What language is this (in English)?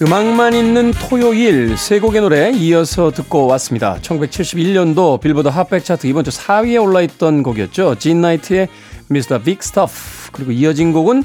Korean